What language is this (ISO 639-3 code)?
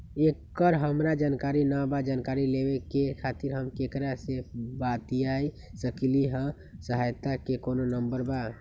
mag